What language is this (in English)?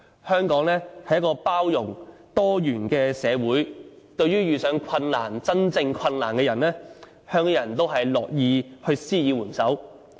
Cantonese